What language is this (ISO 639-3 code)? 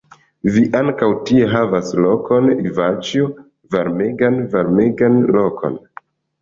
epo